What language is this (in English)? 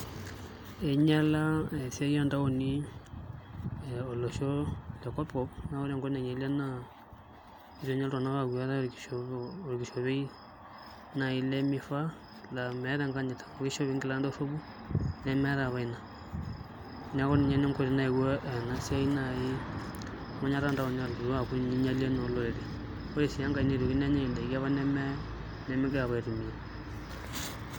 Masai